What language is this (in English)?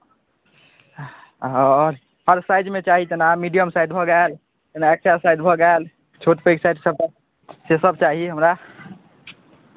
Maithili